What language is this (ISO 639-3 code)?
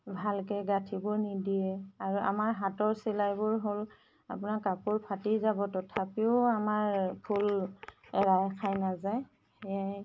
asm